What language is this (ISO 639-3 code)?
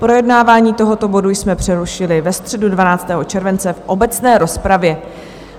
ces